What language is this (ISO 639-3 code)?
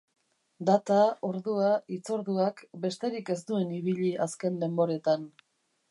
eus